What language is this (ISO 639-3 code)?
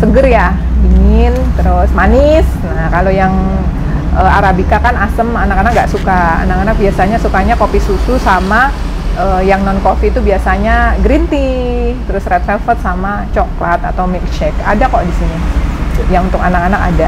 ind